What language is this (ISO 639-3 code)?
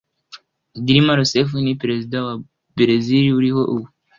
kin